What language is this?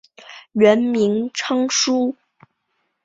Chinese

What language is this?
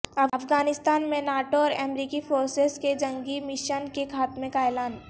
Urdu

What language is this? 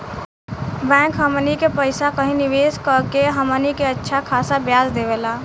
Bhojpuri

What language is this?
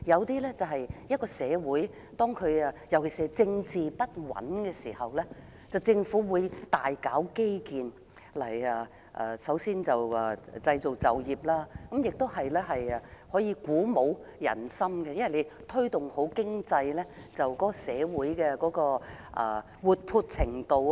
Cantonese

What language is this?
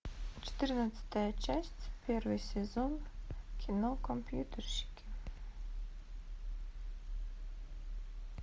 Russian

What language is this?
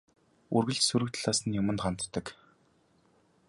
Mongolian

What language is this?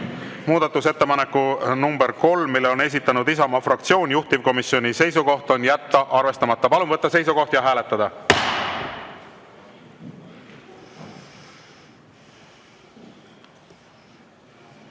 Estonian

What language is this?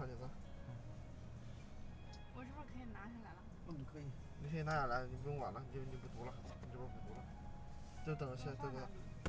Chinese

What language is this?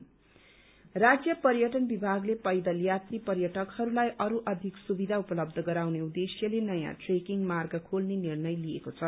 Nepali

